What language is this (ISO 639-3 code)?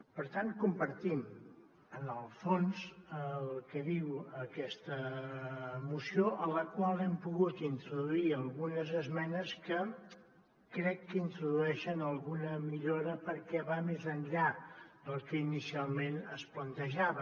cat